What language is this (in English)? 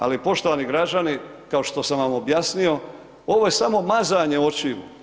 Croatian